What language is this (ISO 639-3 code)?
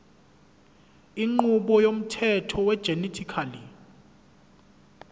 zul